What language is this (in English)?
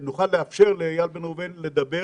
Hebrew